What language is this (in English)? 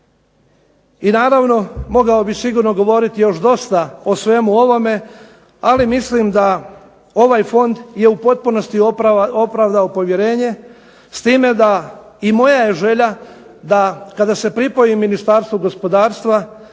Croatian